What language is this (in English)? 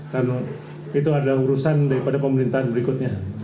Indonesian